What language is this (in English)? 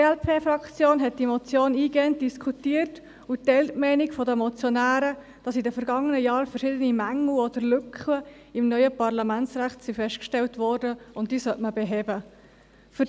Swiss German